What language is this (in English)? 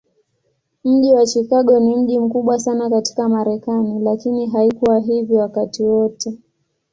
Swahili